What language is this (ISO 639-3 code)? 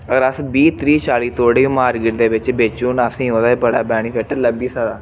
doi